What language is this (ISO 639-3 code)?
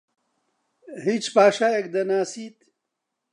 ckb